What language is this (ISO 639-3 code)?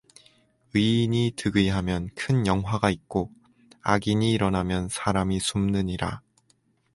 kor